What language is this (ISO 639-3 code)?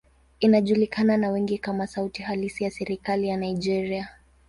swa